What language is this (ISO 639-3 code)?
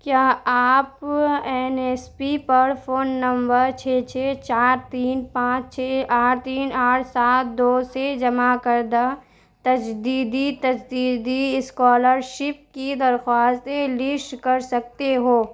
urd